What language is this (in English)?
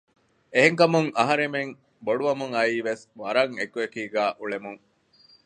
Divehi